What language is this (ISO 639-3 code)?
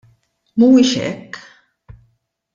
mlt